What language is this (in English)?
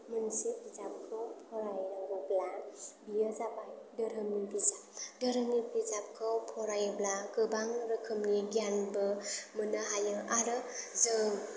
Bodo